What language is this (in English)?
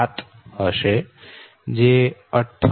Gujarati